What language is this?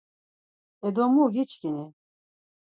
Laz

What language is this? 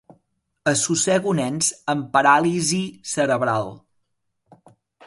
Catalan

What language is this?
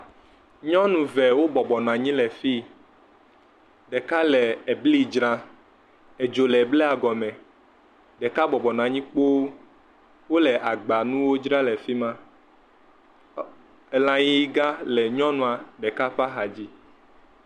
Ewe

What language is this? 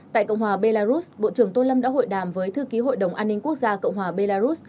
Vietnamese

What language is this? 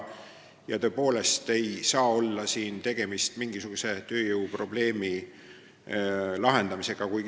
Estonian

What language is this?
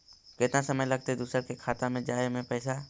Magahi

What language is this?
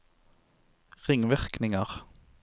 Norwegian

